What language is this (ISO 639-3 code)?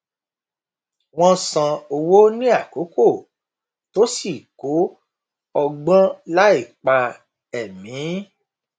yor